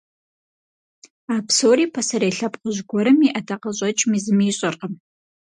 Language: Kabardian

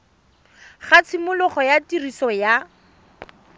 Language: Tswana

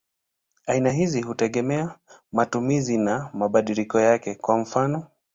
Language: Swahili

